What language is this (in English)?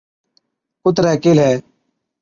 Od